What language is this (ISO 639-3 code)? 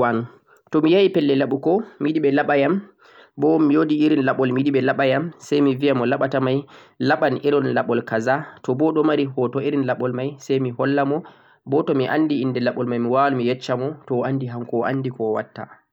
fuq